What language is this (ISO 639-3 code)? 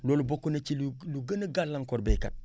wol